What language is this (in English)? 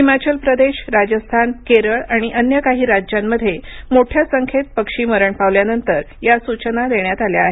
Marathi